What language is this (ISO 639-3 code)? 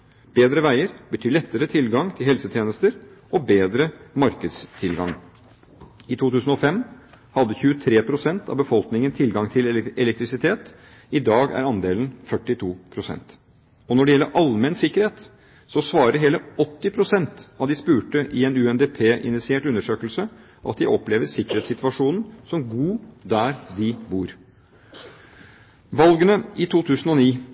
nob